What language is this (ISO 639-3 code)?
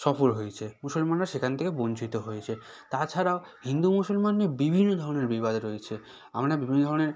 ben